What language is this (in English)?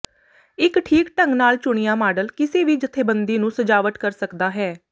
Punjabi